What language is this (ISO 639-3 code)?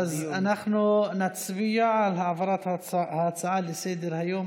heb